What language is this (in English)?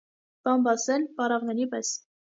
Armenian